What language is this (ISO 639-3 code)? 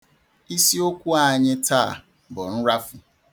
ibo